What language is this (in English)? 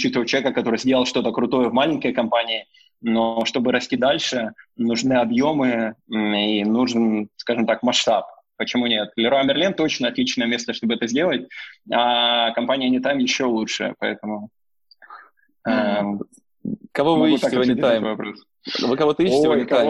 Russian